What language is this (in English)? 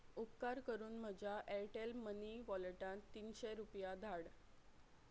Konkani